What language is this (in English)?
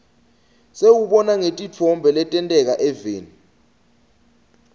Swati